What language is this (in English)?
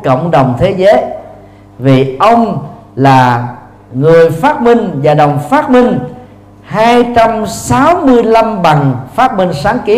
Vietnamese